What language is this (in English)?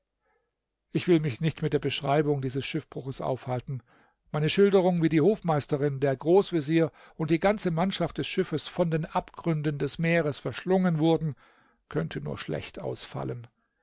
German